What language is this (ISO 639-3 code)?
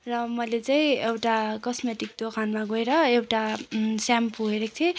nep